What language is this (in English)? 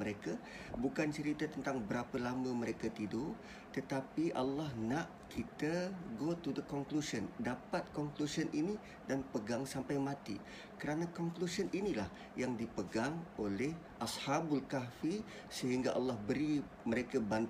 Malay